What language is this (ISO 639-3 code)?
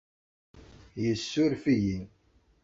kab